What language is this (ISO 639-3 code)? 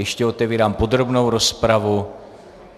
ces